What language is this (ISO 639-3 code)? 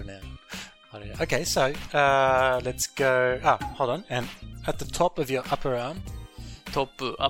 jpn